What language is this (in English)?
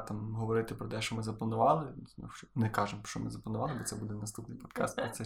Ukrainian